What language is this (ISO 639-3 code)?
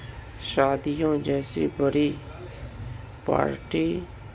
urd